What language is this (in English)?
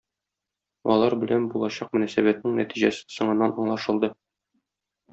Tatar